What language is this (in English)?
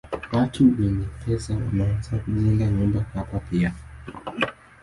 Swahili